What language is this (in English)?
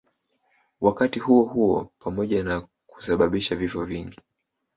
Swahili